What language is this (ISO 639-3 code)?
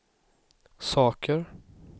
swe